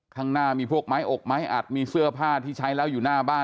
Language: Thai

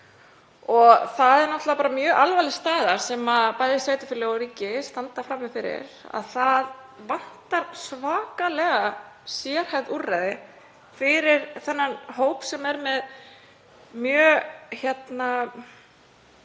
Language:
Icelandic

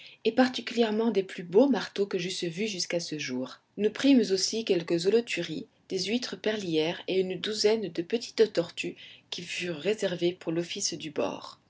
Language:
French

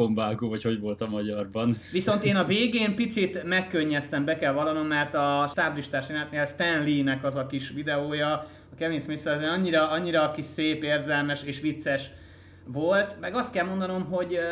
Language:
Hungarian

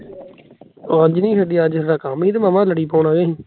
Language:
Punjabi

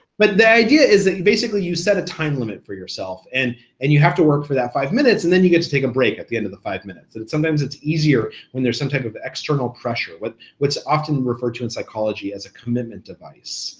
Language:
English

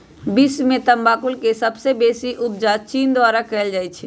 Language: Magahi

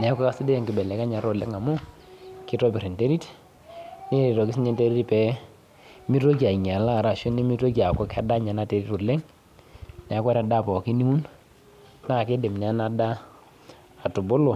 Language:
Masai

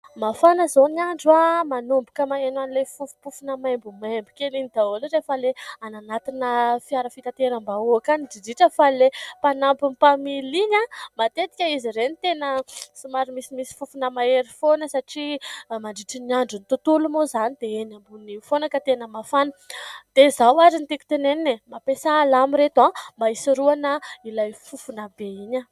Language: Malagasy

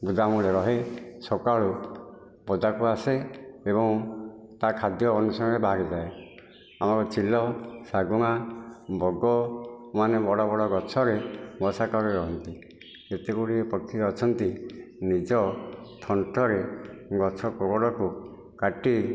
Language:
Odia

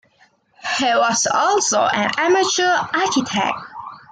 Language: English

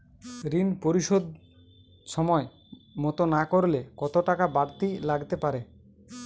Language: Bangla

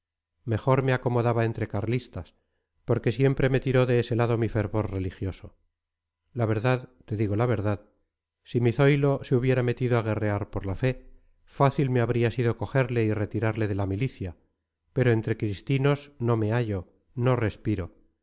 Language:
Spanish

